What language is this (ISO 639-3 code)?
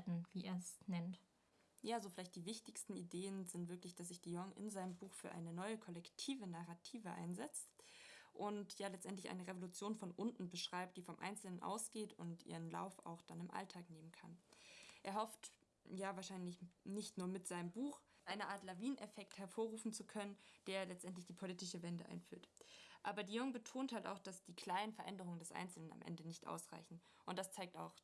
deu